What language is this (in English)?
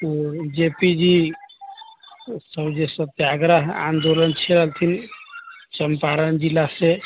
Maithili